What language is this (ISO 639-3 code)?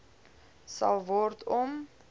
afr